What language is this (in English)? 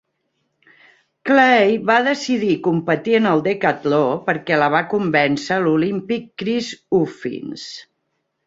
Catalan